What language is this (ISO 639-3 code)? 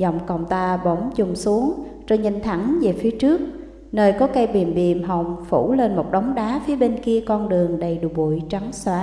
vie